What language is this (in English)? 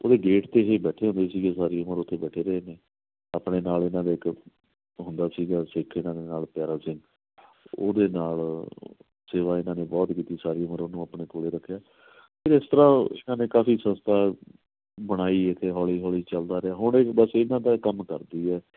Punjabi